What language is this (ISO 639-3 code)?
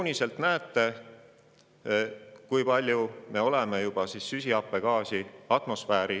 est